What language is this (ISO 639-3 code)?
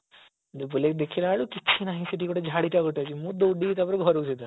ori